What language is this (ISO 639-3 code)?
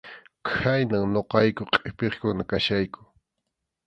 qxu